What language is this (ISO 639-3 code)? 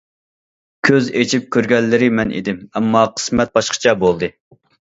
uig